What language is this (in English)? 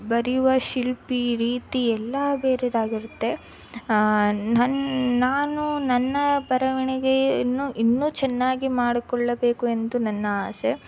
Kannada